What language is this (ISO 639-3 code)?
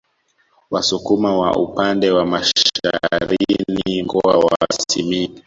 swa